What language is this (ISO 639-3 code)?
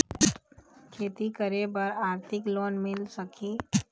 hne